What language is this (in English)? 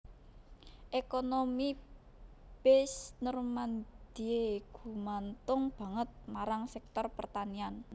Javanese